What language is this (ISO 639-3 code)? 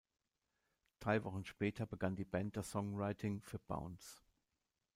deu